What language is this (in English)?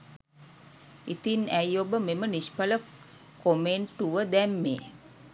Sinhala